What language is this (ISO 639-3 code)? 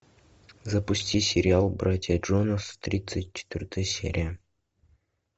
rus